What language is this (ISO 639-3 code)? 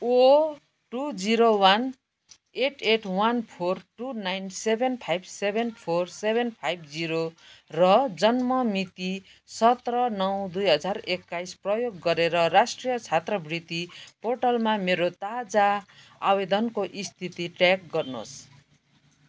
nep